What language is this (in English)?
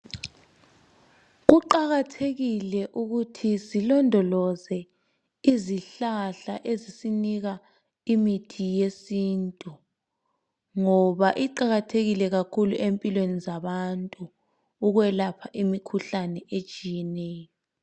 North Ndebele